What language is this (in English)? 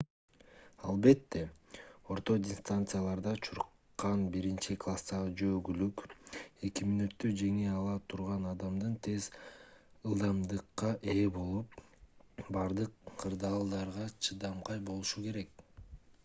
Kyrgyz